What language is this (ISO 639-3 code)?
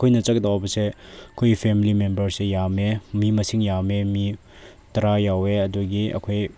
mni